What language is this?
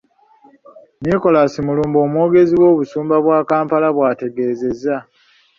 Ganda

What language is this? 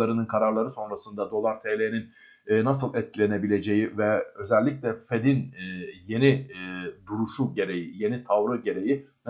Turkish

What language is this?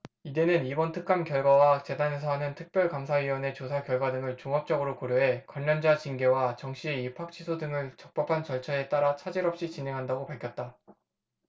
Korean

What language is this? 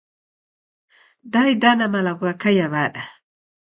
Taita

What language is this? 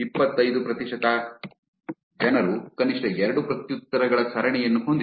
Kannada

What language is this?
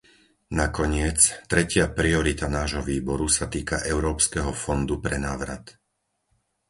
Slovak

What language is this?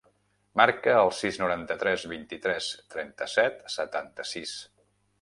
Catalan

